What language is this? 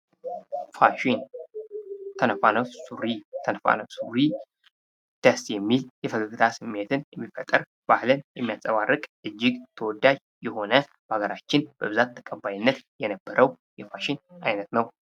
Amharic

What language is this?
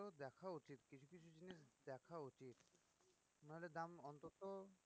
Bangla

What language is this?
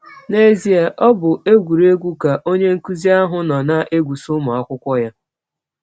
Igbo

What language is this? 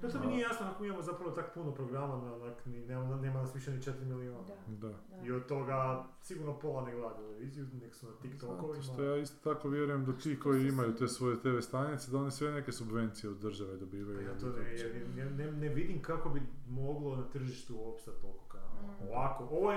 Croatian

